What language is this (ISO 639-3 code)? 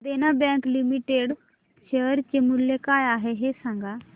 mar